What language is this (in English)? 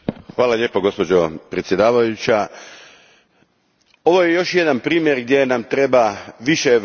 Croatian